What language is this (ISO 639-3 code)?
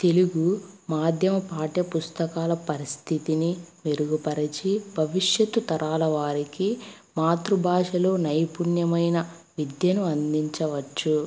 tel